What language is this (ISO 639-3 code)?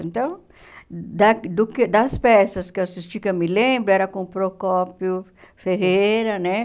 por